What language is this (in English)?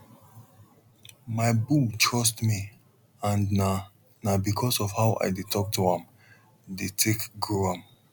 Nigerian Pidgin